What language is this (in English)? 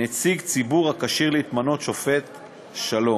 Hebrew